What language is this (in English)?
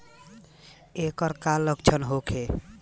Bhojpuri